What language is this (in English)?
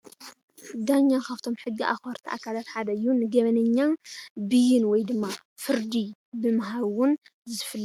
Tigrinya